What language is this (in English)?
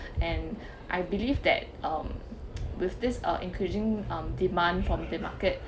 English